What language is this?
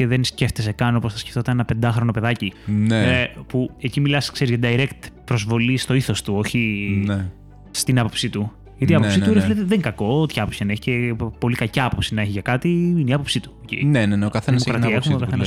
Greek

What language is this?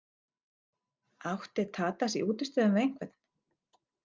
Icelandic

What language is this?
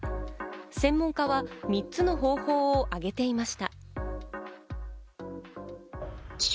Japanese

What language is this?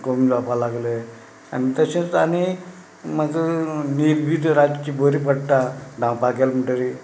Konkani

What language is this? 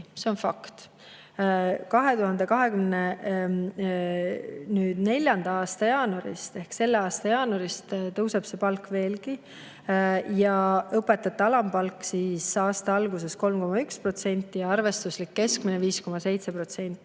Estonian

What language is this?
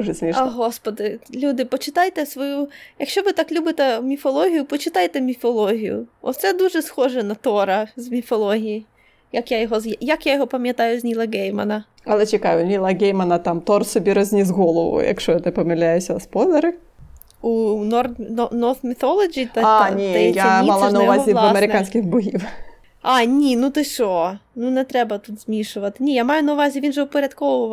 Ukrainian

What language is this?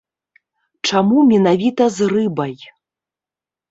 Belarusian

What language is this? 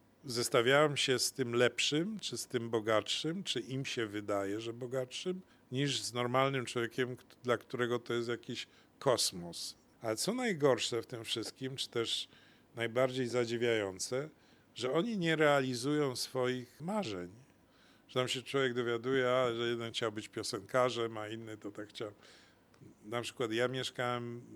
Polish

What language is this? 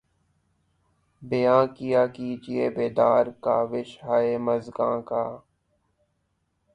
Urdu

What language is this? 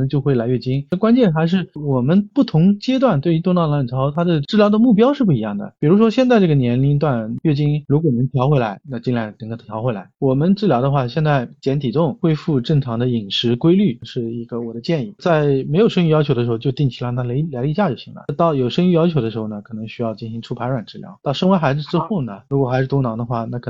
Chinese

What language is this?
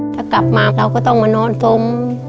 Thai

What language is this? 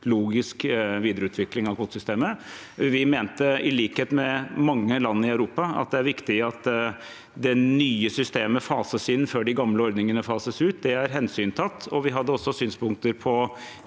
Norwegian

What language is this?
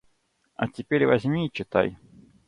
Russian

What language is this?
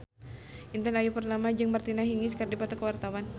Sundanese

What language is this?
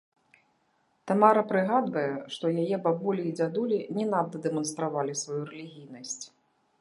Belarusian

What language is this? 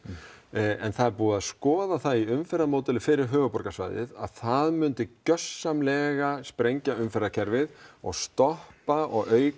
Icelandic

